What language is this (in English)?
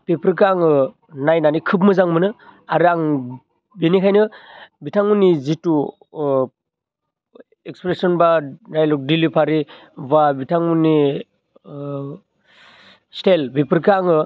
Bodo